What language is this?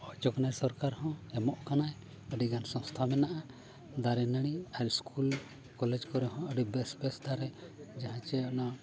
Santali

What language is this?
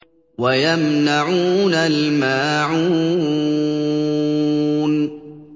Arabic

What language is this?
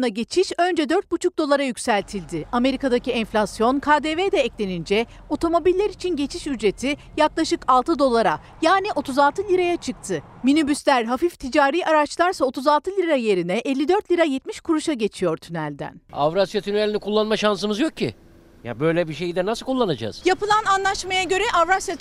Turkish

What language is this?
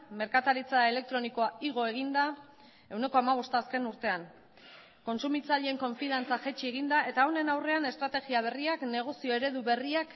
Basque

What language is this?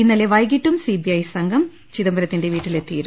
Malayalam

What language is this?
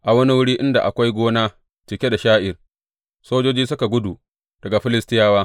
Hausa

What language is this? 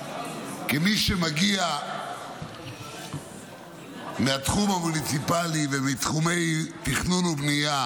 Hebrew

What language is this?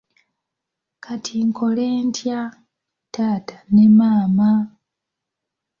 Ganda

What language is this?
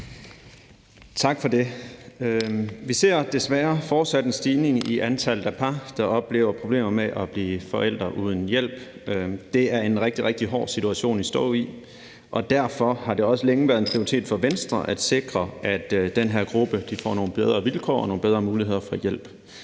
Danish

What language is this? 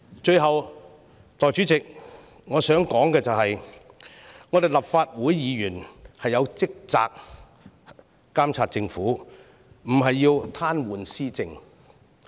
Cantonese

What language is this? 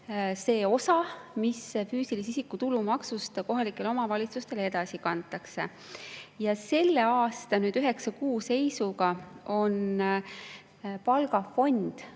Estonian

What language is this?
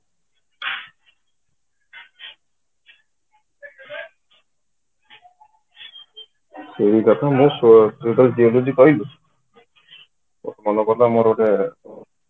Odia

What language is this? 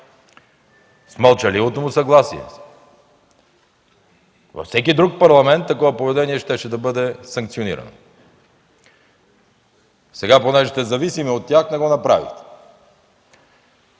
Bulgarian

